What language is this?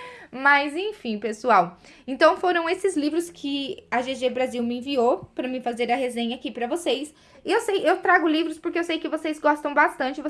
Portuguese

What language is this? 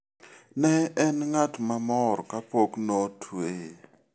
Luo (Kenya and Tanzania)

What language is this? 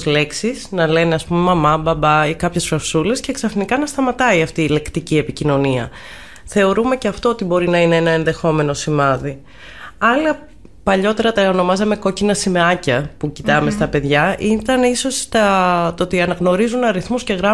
Greek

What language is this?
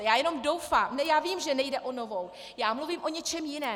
Czech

